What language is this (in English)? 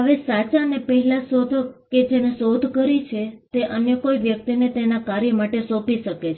Gujarati